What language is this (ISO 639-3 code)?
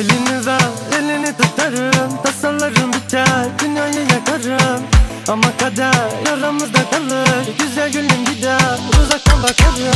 tur